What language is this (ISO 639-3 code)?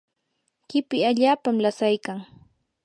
qur